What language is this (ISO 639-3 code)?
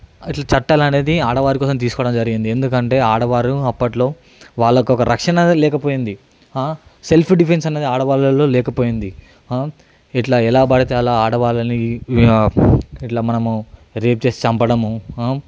tel